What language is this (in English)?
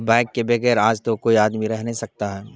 Urdu